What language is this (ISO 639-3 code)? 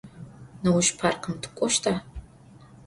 ady